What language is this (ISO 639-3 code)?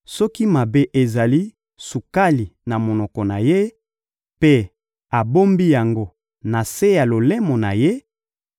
lin